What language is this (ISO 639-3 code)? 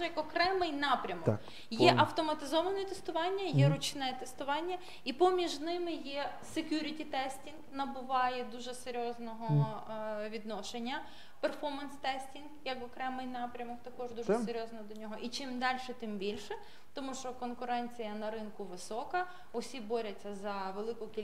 ukr